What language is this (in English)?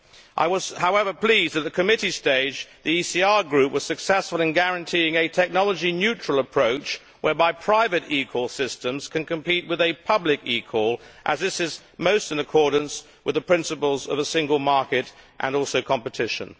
English